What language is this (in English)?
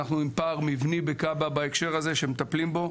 Hebrew